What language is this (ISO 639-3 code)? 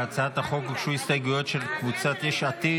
heb